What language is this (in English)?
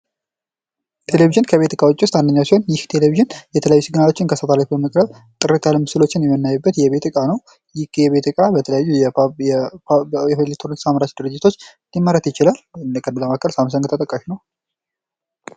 Amharic